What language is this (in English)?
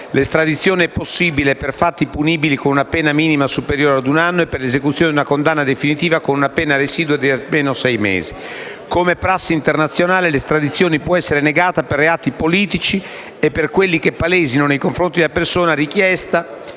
Italian